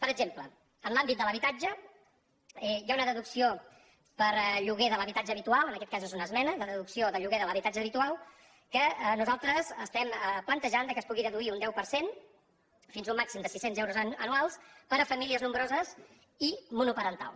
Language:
Catalan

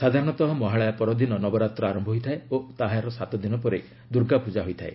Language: Odia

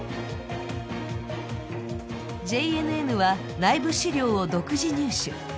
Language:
Japanese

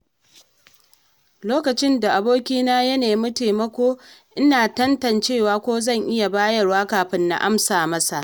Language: Hausa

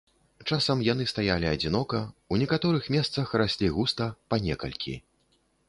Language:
Belarusian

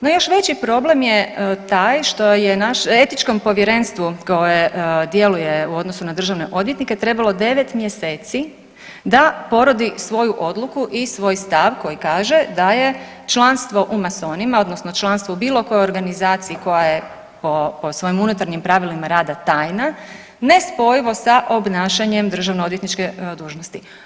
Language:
Croatian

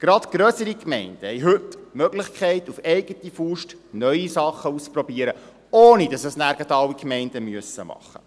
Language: Swiss German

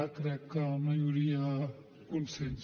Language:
Catalan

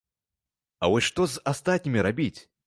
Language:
Belarusian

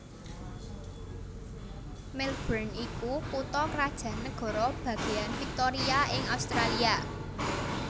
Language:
Javanese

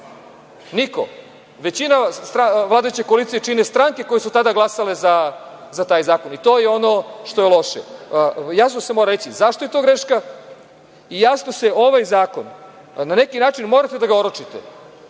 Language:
Serbian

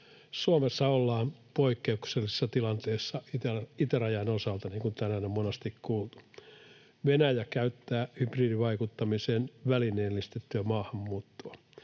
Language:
Finnish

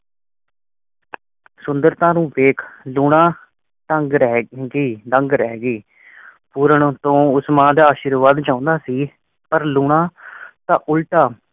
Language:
Punjabi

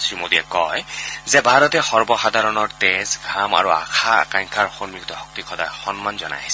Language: Assamese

